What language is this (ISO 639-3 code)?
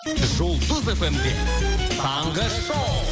kaz